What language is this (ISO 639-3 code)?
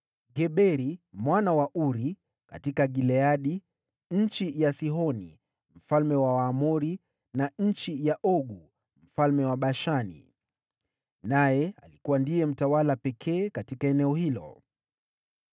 swa